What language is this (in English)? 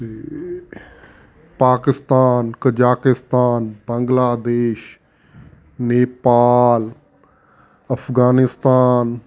Punjabi